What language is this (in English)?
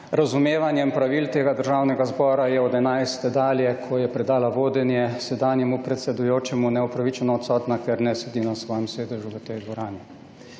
Slovenian